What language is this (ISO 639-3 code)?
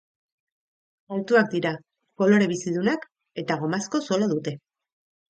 eus